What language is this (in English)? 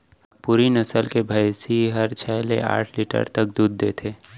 Chhattisgarhi